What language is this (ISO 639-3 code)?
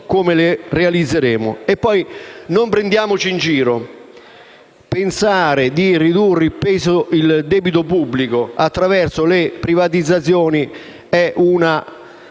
ita